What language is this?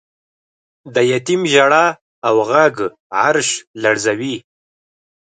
Pashto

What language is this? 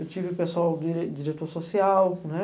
Portuguese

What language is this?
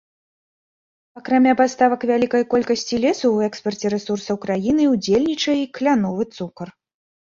Belarusian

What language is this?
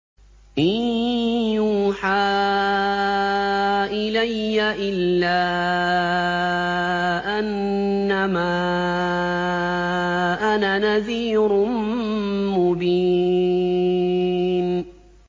Arabic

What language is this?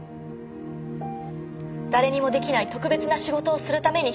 Japanese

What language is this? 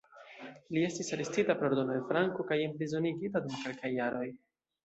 Esperanto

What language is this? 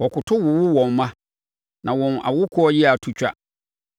Akan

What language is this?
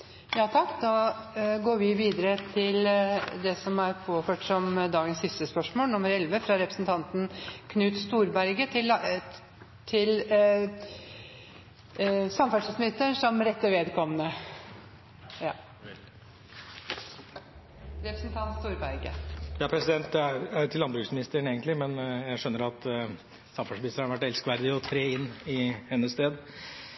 Norwegian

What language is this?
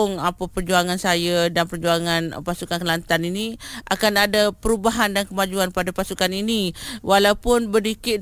Malay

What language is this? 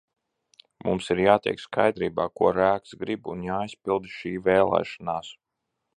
Latvian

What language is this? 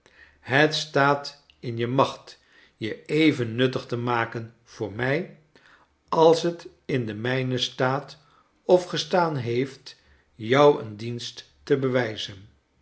Dutch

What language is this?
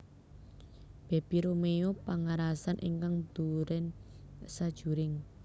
Javanese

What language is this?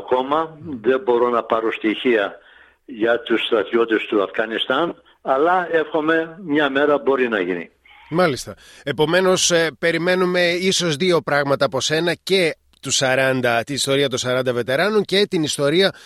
Greek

